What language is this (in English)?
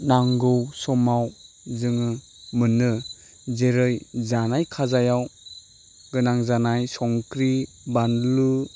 Bodo